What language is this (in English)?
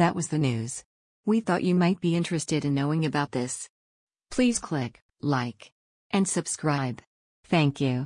English